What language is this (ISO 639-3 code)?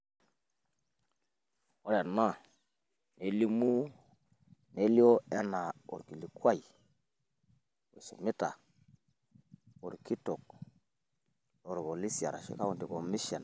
mas